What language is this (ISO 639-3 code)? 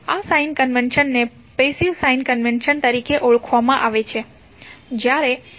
guj